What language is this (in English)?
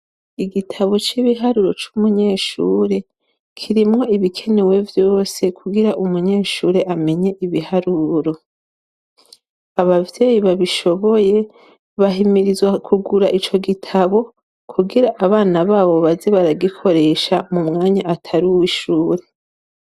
Rundi